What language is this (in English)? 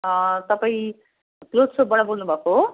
Nepali